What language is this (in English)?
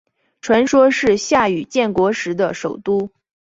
Chinese